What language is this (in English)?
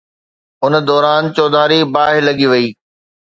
Sindhi